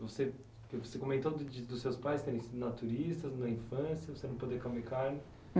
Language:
Portuguese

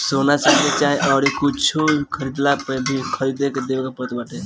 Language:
Bhojpuri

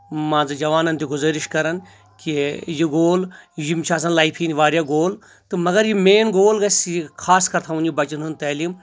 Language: Kashmiri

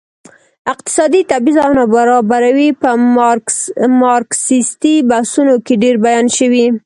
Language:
Pashto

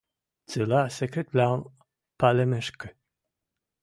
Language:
Western Mari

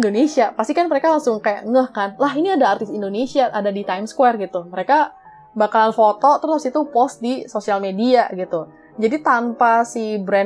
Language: Indonesian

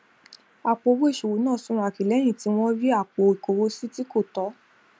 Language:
Yoruba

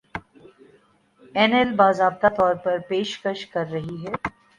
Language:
Urdu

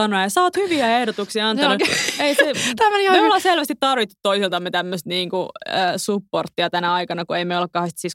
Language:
Finnish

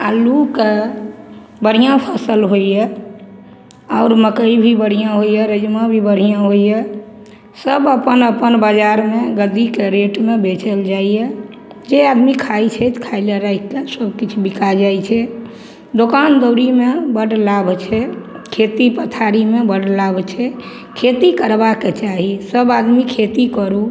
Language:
Maithili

